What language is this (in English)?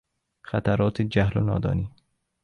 Persian